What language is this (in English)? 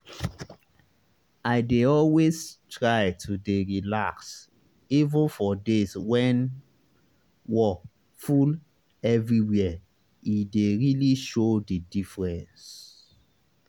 Nigerian Pidgin